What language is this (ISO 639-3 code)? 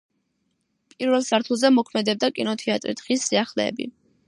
kat